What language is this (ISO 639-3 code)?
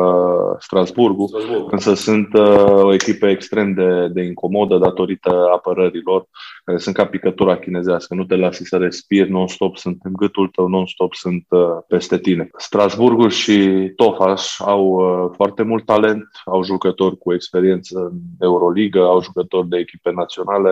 ron